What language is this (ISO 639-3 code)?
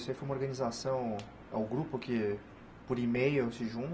por